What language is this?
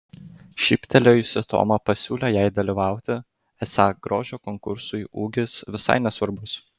Lithuanian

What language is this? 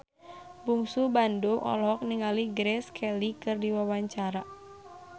Sundanese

